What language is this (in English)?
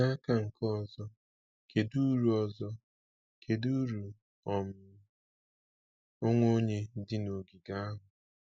Igbo